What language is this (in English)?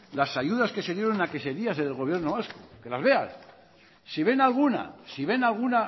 Spanish